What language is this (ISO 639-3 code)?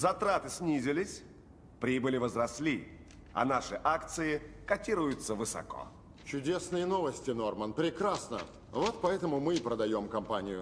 rus